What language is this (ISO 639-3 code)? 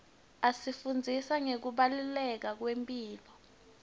ssw